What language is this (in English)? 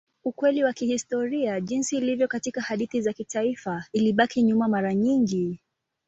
Swahili